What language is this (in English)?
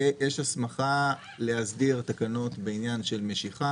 Hebrew